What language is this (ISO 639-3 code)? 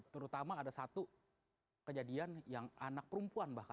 ind